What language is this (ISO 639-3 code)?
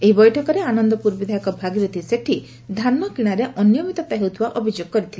ori